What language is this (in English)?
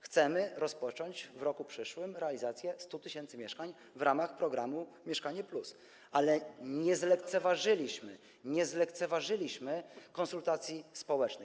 Polish